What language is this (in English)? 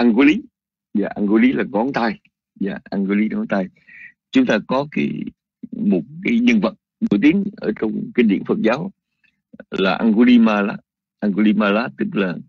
Vietnamese